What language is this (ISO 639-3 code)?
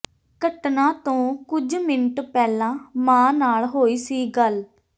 pan